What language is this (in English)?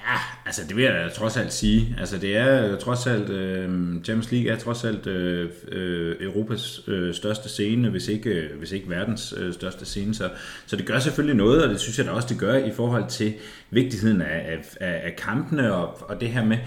Danish